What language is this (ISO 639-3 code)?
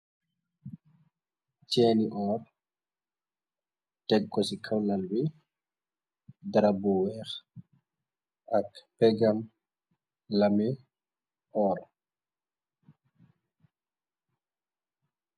wol